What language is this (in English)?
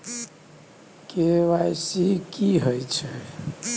Maithili